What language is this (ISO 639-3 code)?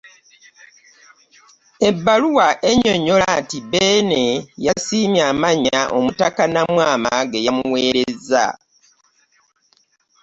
lug